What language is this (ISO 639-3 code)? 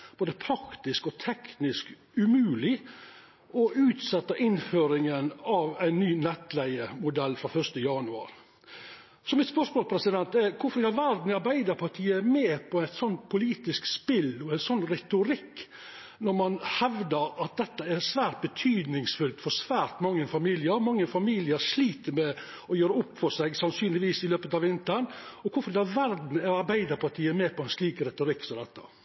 nno